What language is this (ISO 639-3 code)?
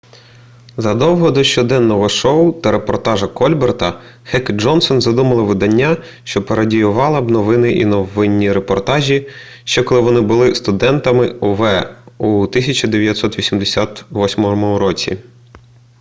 ukr